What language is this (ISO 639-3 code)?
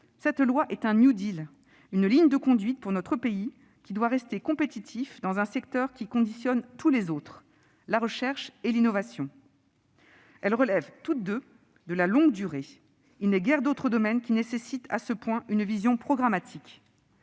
fra